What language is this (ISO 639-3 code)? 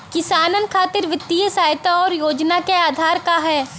bho